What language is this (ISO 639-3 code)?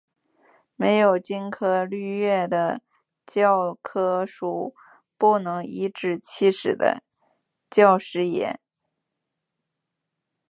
zho